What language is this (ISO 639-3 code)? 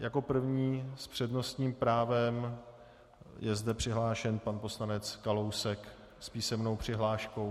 ces